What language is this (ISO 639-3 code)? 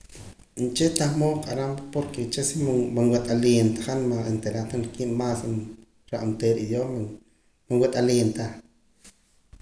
poc